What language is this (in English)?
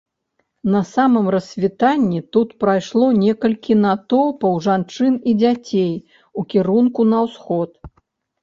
Belarusian